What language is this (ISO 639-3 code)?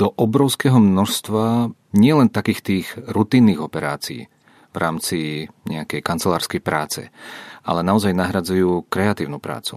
ces